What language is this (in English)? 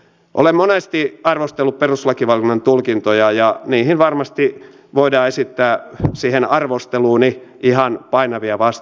Finnish